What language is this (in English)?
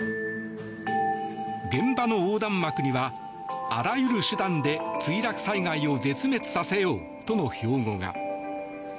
Japanese